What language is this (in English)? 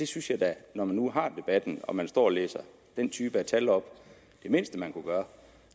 Danish